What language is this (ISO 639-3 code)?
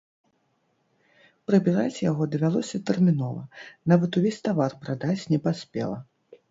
bel